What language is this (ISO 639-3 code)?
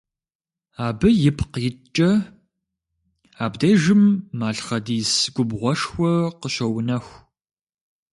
kbd